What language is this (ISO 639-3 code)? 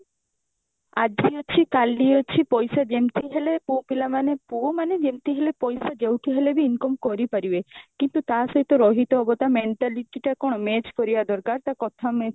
ori